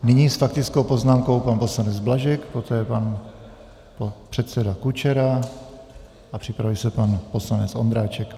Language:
Czech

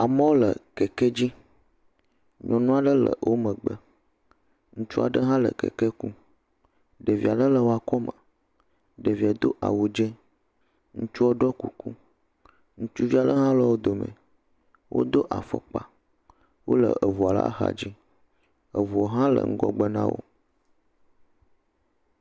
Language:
Ewe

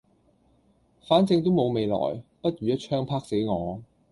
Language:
Cantonese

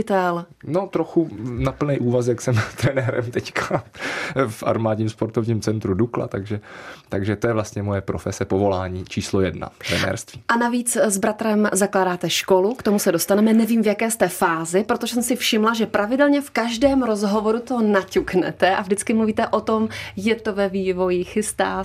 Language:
Czech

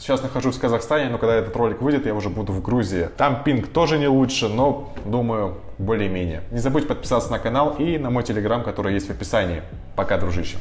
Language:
Russian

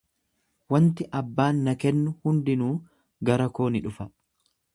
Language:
Oromo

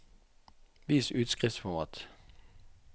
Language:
Norwegian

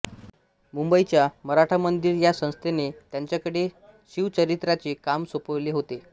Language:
Marathi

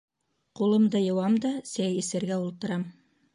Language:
Bashkir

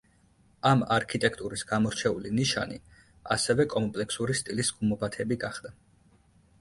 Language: Georgian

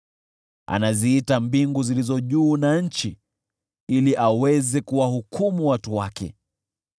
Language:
Swahili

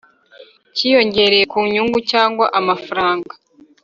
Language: Kinyarwanda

